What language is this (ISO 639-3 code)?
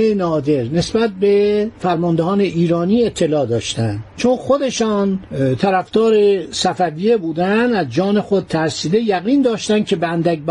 fas